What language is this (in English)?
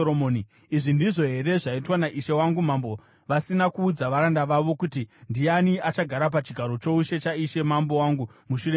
Shona